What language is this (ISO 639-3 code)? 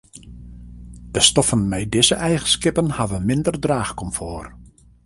fry